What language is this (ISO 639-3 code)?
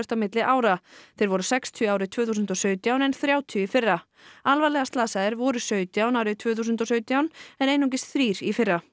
isl